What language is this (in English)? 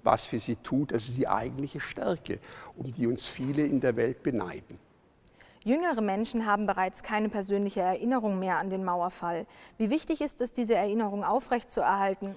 German